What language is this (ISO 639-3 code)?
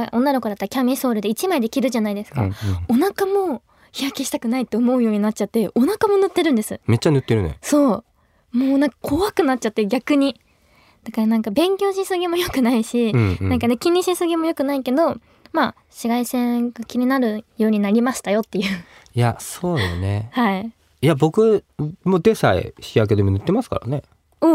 jpn